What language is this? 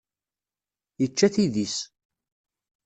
Kabyle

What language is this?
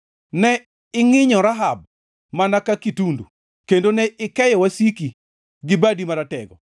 Luo (Kenya and Tanzania)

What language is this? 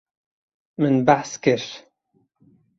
Kurdish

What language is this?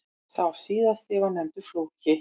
Icelandic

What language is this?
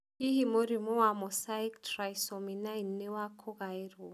Kikuyu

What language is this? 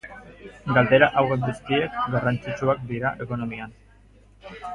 Basque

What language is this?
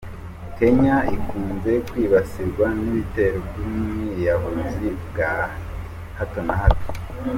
Kinyarwanda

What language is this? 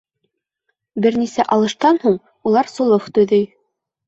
Bashkir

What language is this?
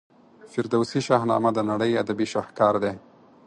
Pashto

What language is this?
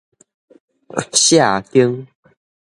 Min Nan Chinese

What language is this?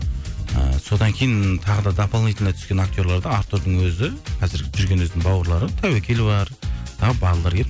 Kazakh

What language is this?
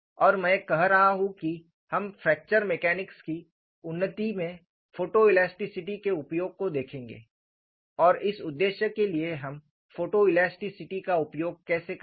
Hindi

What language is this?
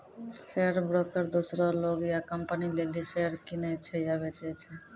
Maithili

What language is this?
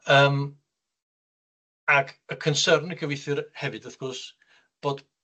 Welsh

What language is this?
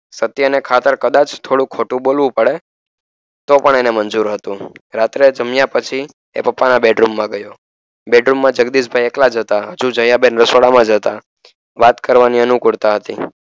Gujarati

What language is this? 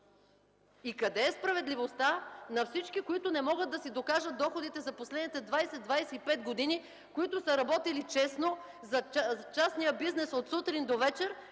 Bulgarian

